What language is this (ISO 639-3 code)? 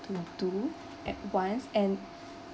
eng